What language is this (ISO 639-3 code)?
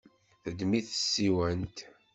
kab